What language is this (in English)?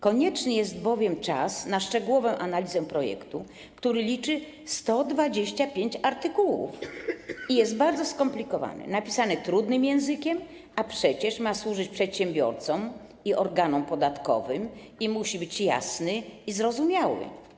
Polish